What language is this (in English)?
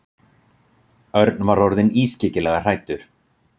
Icelandic